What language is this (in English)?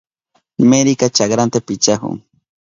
Southern Pastaza Quechua